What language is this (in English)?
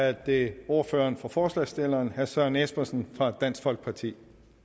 Danish